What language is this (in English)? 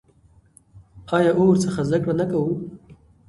Pashto